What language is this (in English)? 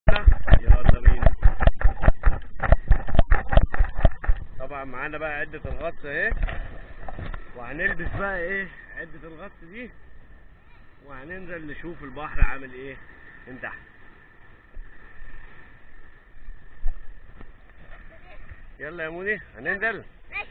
Arabic